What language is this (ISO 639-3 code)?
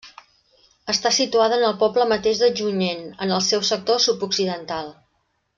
cat